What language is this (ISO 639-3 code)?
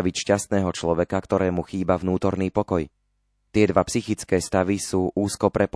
slk